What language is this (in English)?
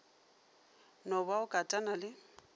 Northern Sotho